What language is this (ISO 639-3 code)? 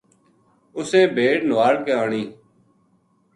gju